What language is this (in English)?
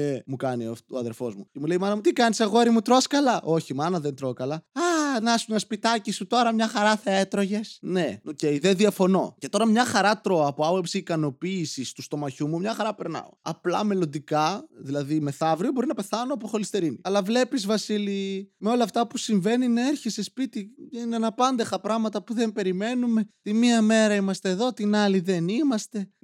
Greek